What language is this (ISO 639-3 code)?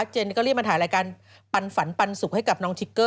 tha